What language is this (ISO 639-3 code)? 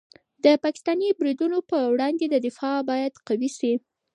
pus